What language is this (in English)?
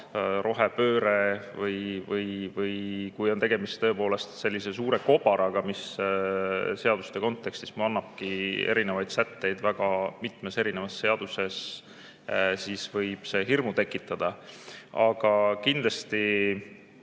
Estonian